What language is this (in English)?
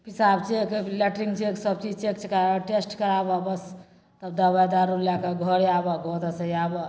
Maithili